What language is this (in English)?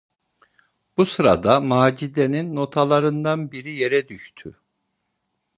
Turkish